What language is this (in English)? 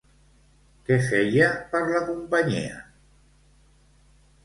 Catalan